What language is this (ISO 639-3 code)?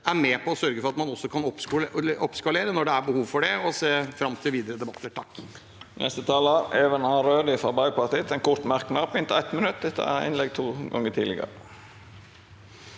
nor